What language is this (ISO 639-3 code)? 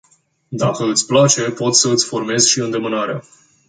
ron